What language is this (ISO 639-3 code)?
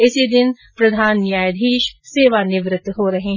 hin